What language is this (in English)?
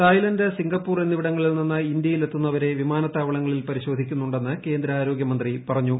Malayalam